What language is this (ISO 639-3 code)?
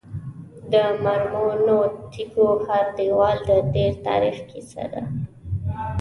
pus